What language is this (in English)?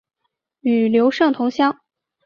Chinese